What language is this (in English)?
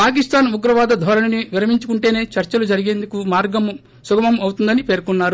Telugu